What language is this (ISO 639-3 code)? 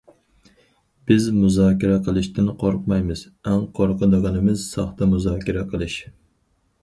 uig